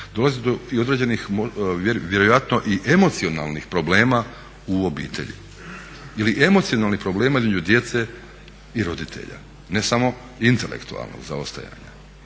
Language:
Croatian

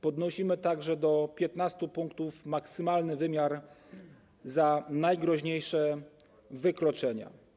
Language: Polish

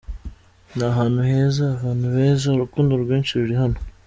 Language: Kinyarwanda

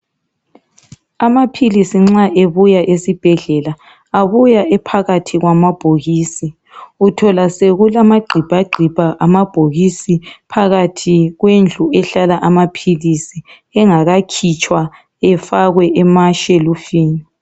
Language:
North Ndebele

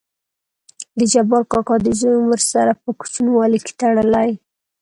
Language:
Pashto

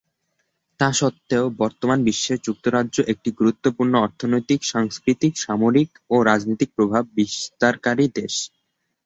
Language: Bangla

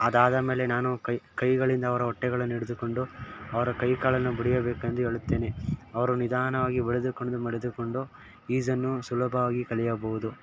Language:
Kannada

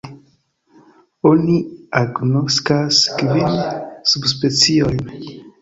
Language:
Esperanto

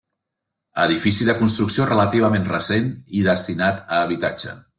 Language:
Catalan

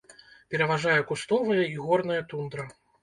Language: Belarusian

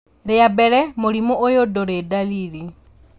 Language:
Kikuyu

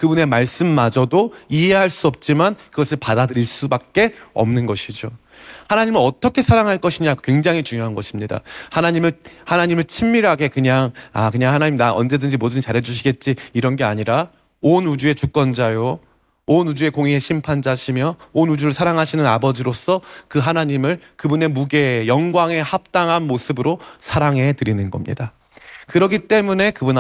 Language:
Korean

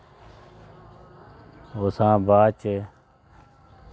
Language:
Dogri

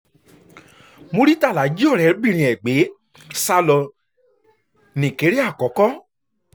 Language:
Yoruba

